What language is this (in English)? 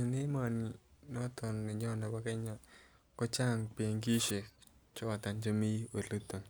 Kalenjin